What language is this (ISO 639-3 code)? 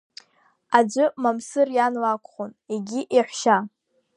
abk